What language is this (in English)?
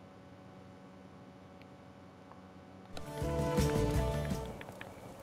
French